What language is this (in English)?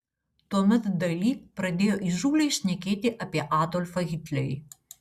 Lithuanian